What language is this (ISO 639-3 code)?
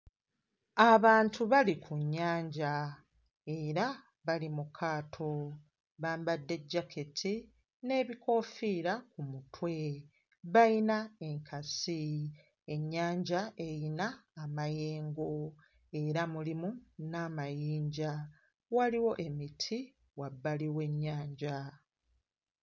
lug